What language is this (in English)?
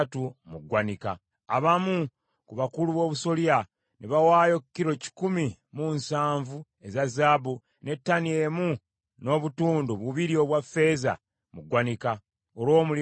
Ganda